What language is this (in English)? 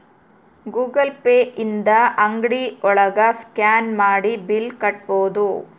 Kannada